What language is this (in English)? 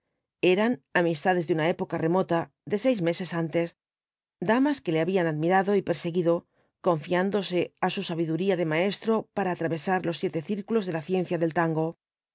Spanish